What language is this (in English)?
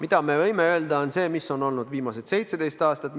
Estonian